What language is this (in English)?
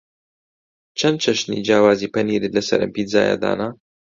Central Kurdish